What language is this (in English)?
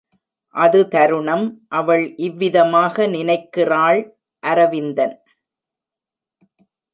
Tamil